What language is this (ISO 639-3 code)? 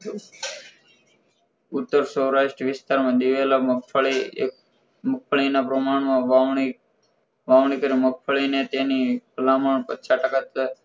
guj